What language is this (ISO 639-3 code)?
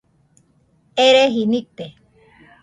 hux